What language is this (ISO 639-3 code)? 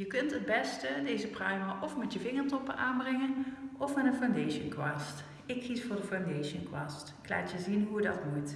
nld